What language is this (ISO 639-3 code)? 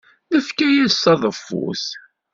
kab